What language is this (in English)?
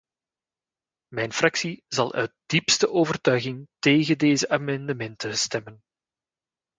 Dutch